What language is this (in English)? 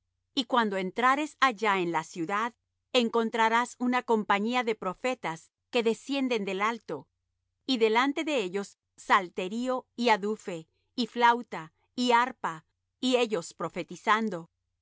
Spanish